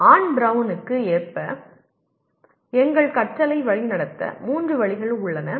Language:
Tamil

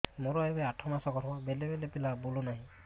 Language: Odia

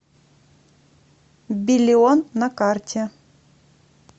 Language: Russian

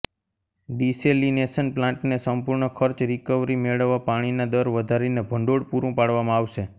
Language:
Gujarati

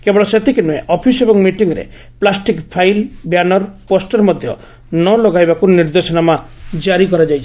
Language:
Odia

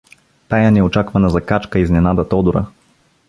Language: Bulgarian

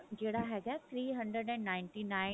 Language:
Punjabi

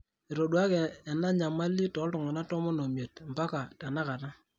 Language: Masai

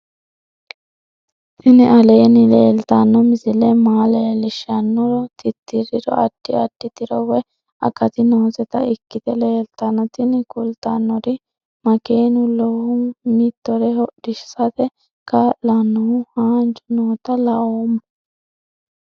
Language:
Sidamo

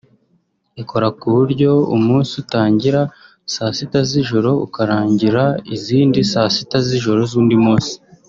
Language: Kinyarwanda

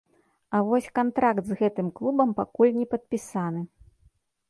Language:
Belarusian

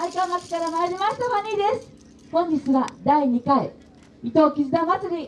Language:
Japanese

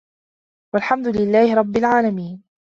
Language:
Arabic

